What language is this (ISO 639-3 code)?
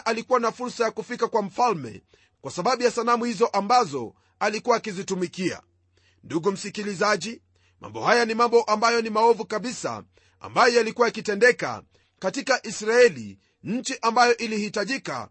swa